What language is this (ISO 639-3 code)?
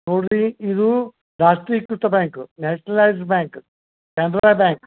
kan